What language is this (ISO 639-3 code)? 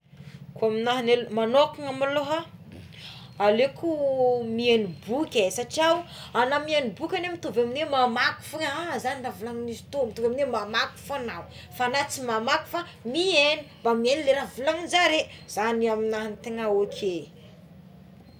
xmw